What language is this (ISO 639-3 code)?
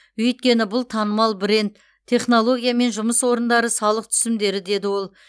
kaz